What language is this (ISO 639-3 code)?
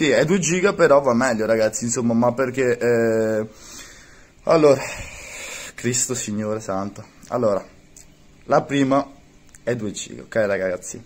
ita